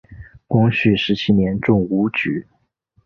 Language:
Chinese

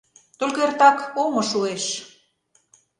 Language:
Mari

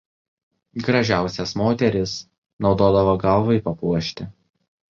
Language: Lithuanian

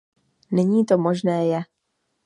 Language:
Czech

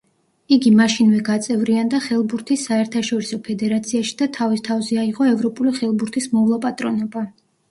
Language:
Georgian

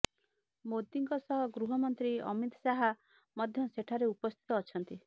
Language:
Odia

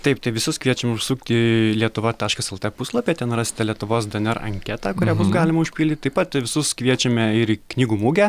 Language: Lithuanian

